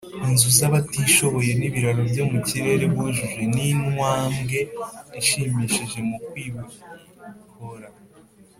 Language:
Kinyarwanda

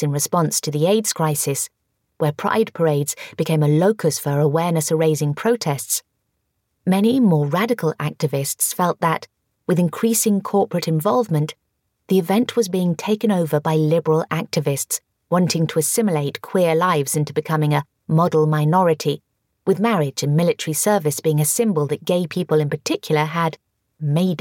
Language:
English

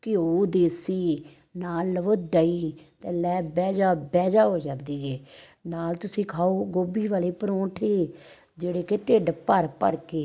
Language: Punjabi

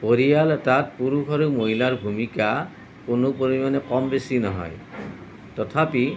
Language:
Assamese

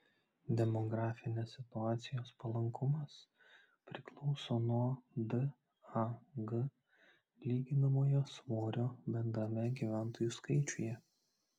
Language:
Lithuanian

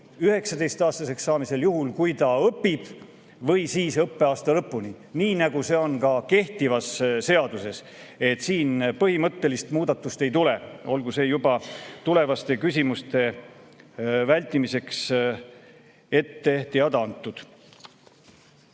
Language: Estonian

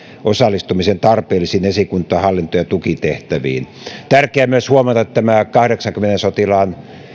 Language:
Finnish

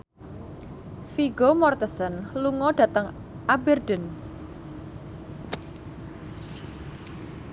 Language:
Javanese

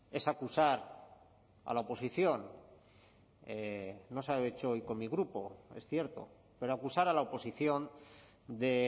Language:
Spanish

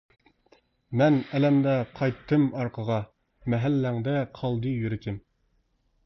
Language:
Uyghur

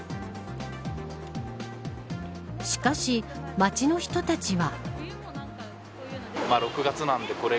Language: Japanese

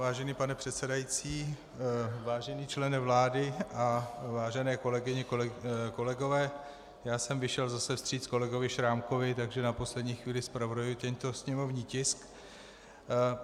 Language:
Czech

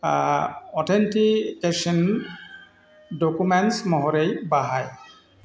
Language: Bodo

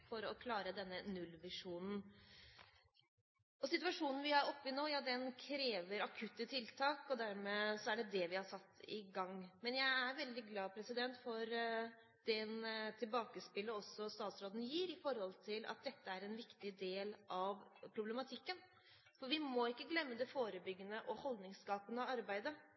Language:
Norwegian Bokmål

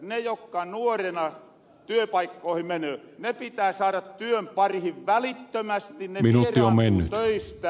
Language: Finnish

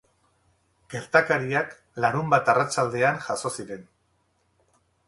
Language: Basque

